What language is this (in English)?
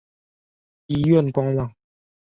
Chinese